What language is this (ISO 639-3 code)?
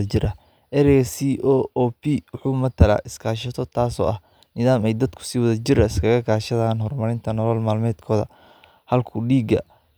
som